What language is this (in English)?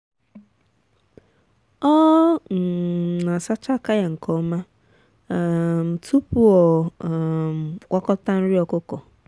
Igbo